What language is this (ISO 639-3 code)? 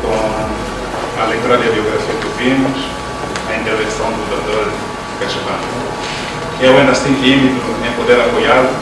por